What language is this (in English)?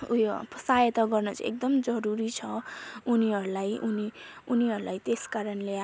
Nepali